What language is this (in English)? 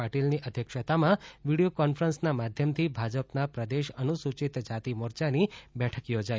Gujarati